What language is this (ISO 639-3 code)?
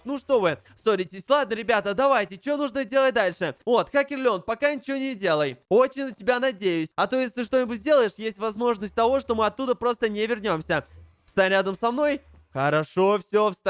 rus